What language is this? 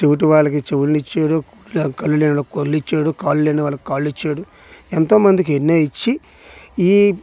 Telugu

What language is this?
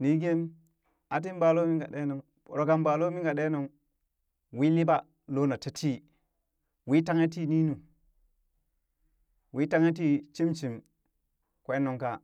Burak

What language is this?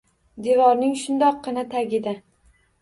Uzbek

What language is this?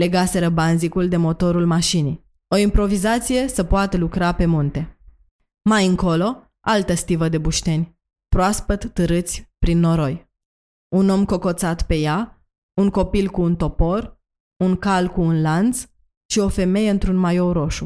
Romanian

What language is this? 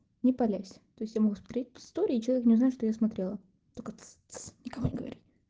Russian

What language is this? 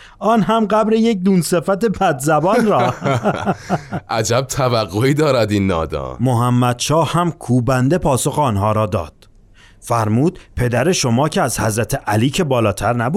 Persian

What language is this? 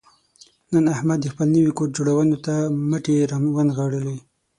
Pashto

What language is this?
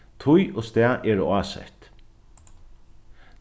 Faroese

